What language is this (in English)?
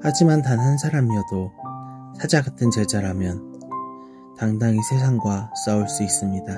Korean